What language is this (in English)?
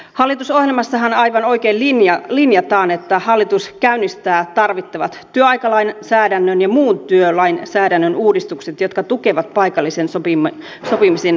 Finnish